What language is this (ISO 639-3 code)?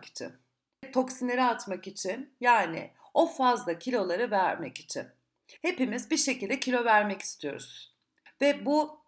tur